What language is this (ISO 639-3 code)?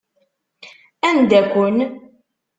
kab